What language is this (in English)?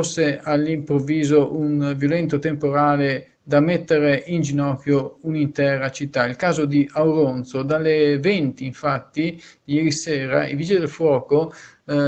Italian